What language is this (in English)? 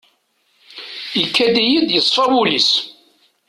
Kabyle